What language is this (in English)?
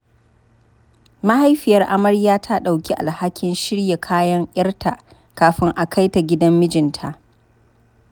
Hausa